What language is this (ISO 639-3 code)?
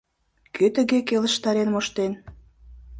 chm